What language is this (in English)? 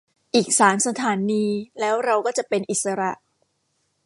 Thai